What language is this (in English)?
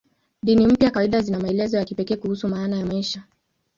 Swahili